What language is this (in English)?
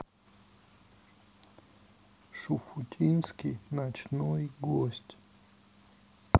Russian